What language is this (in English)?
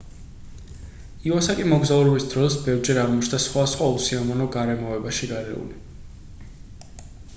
Georgian